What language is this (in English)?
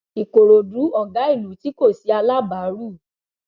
Yoruba